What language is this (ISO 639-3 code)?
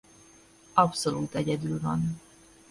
hun